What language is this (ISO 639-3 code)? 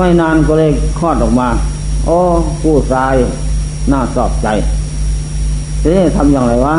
tha